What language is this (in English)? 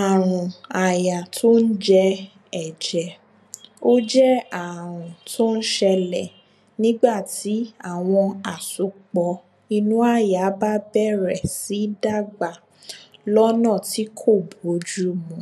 Yoruba